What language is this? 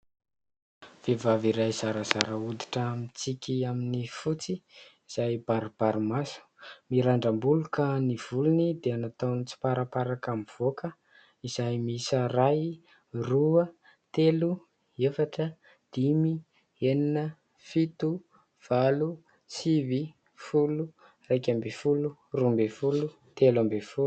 Malagasy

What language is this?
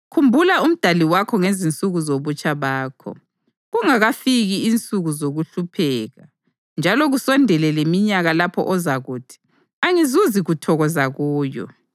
North Ndebele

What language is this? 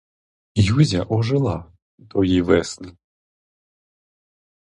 Ukrainian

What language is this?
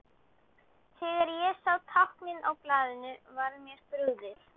Icelandic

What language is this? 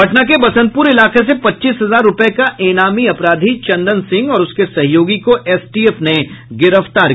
Hindi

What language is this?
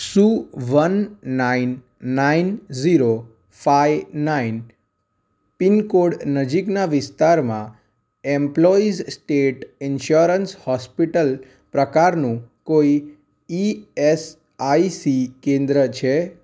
Gujarati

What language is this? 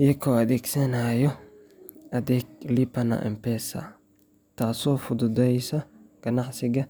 Somali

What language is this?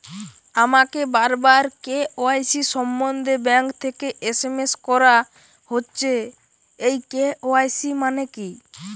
Bangla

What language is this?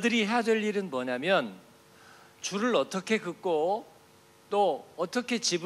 Korean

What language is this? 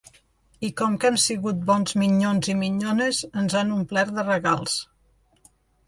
Catalan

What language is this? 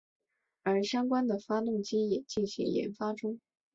Chinese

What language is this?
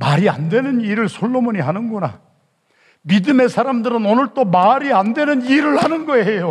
Korean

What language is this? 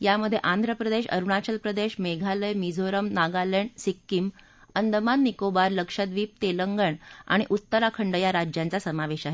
Marathi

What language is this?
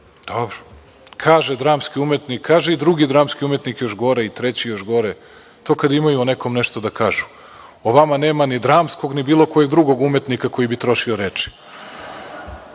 Serbian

